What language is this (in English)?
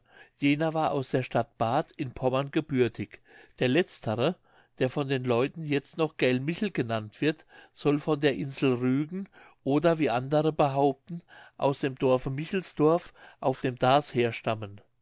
German